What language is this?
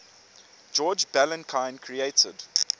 English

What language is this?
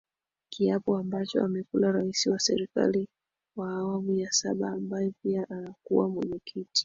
Swahili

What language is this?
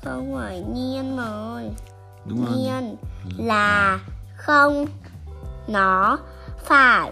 Vietnamese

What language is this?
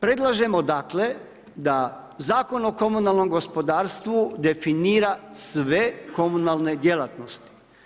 Croatian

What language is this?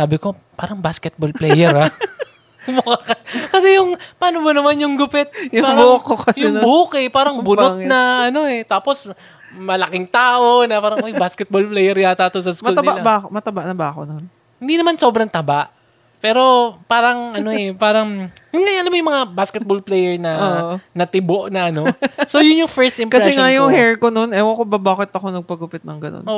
Filipino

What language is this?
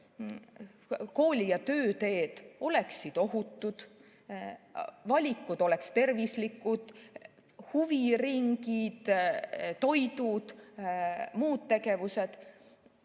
Estonian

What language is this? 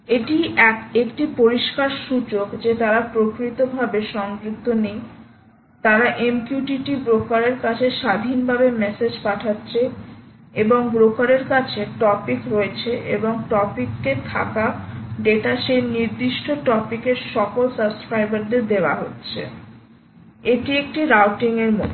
Bangla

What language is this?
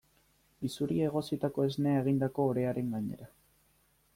Basque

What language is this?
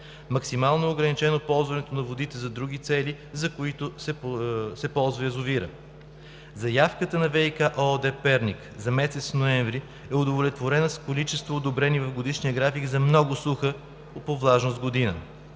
Bulgarian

